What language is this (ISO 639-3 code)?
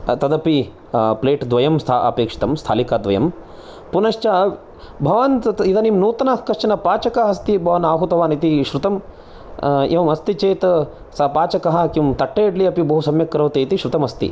san